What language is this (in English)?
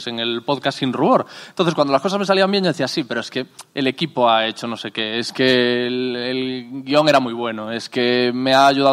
Spanish